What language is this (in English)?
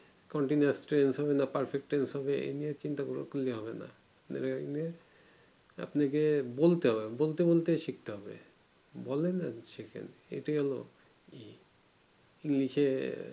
Bangla